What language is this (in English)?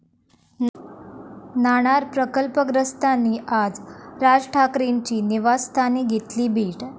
Marathi